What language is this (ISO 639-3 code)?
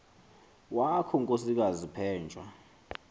xho